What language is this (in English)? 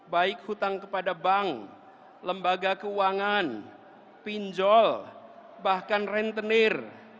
Indonesian